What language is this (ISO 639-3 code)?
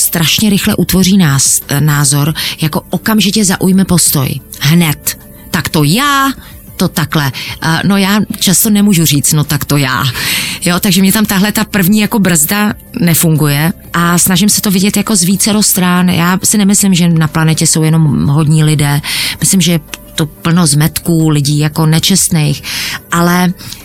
ces